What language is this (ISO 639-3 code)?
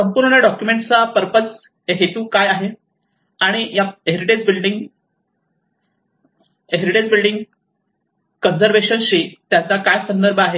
mar